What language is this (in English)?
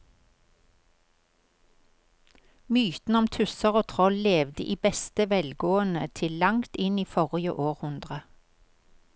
Norwegian